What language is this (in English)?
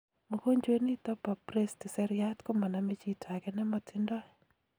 Kalenjin